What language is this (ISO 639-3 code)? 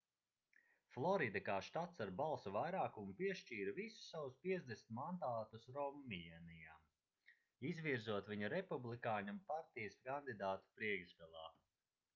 lav